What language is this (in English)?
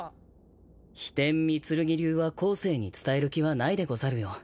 Japanese